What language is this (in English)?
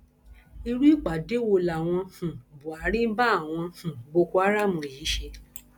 Yoruba